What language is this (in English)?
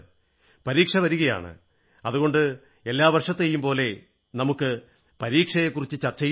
Malayalam